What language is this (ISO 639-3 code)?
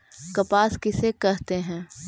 mag